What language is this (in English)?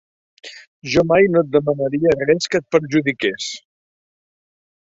Catalan